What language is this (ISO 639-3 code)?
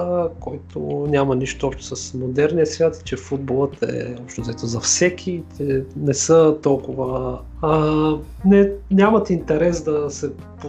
bul